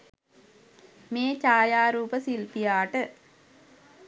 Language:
Sinhala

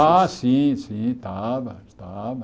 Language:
Portuguese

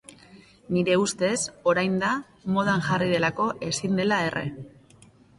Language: Basque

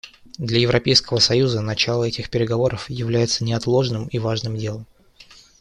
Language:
Russian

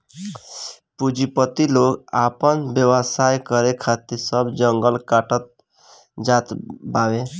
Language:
Bhojpuri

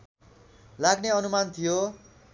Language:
Nepali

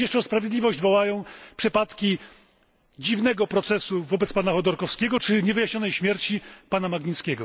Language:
Polish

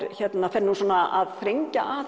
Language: Icelandic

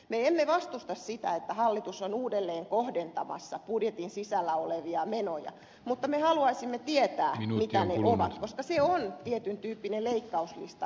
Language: Finnish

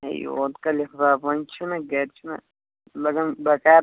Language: Kashmiri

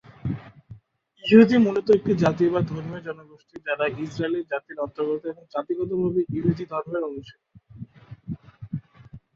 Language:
Bangla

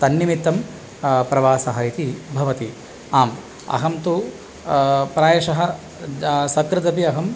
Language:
Sanskrit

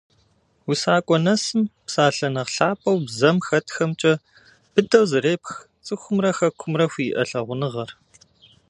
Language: Kabardian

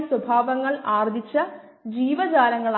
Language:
Malayalam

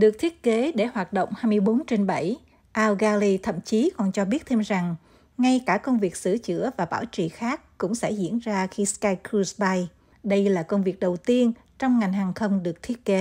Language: Vietnamese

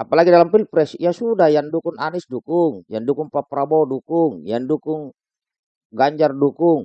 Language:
Indonesian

